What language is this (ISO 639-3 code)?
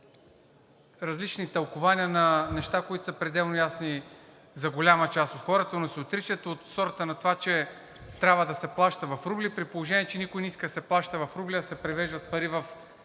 bul